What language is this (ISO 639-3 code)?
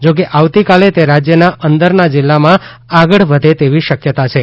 guj